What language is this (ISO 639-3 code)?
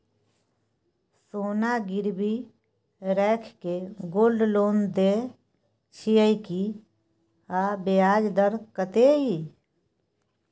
mai